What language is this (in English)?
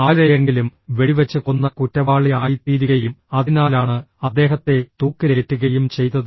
Malayalam